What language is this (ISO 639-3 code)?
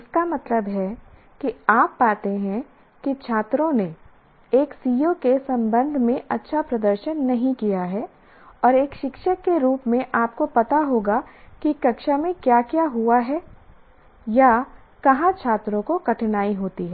hin